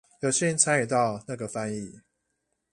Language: Chinese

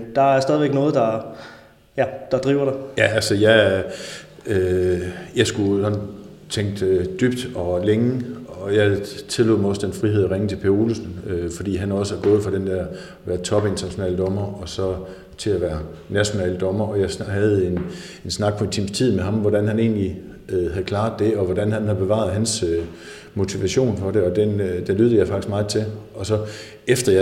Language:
Danish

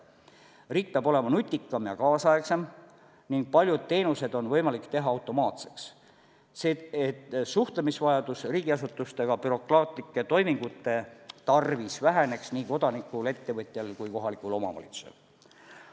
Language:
Estonian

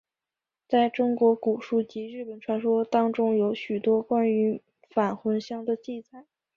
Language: Chinese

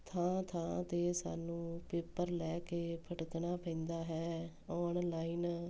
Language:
Punjabi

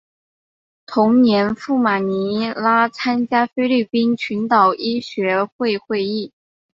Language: Chinese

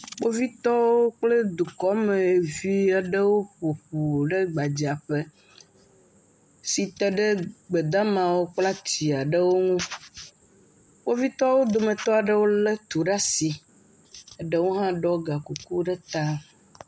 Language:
Ewe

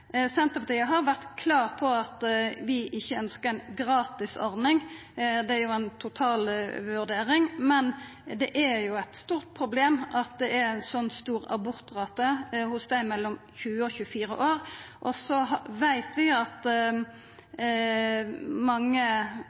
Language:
Norwegian Nynorsk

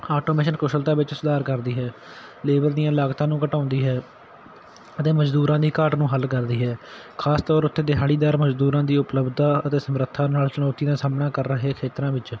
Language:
Punjabi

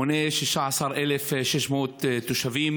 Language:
Hebrew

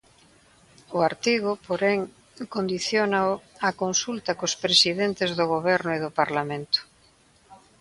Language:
Galician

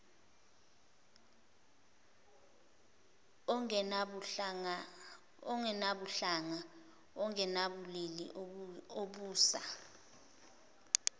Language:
Zulu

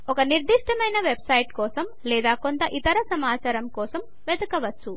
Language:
Telugu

